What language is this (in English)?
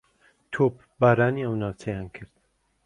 Central Kurdish